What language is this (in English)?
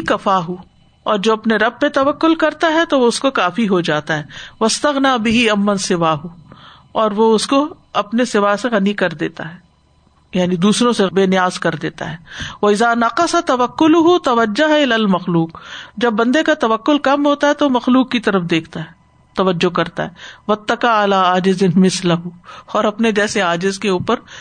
Urdu